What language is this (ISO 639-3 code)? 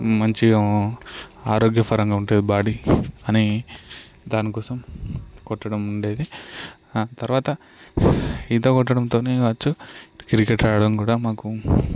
tel